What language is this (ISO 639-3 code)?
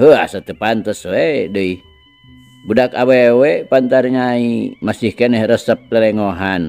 ind